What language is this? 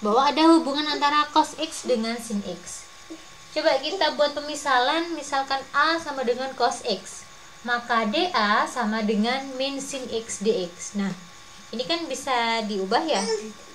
Indonesian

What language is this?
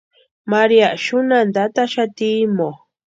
Western Highland Purepecha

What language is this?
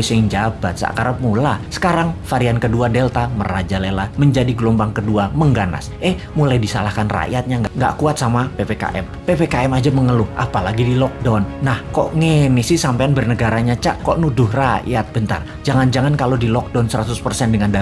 Indonesian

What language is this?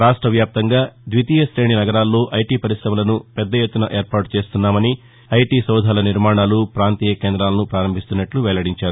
Telugu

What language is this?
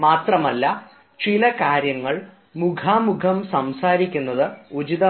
Malayalam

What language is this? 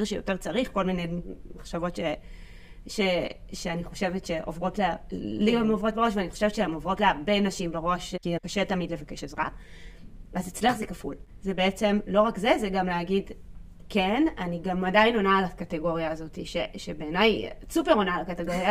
Hebrew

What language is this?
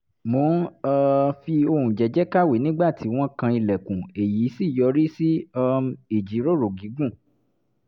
Yoruba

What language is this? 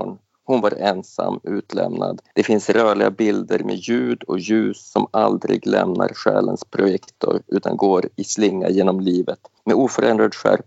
Swedish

